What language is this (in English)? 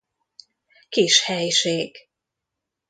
Hungarian